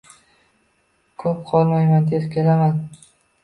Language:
Uzbek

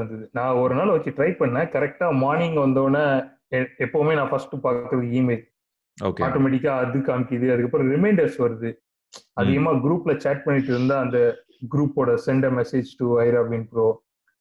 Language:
Tamil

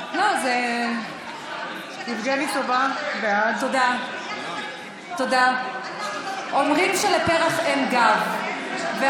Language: Hebrew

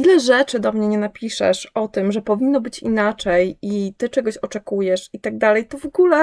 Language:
Polish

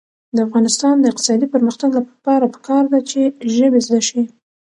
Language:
Pashto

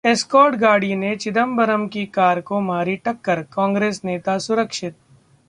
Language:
Hindi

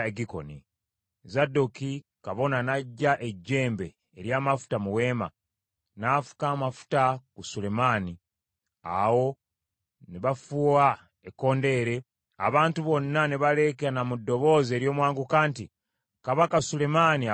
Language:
Ganda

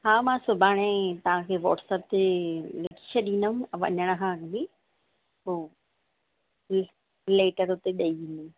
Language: Sindhi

